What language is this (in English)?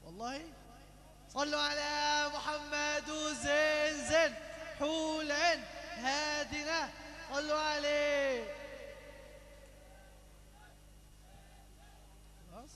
Arabic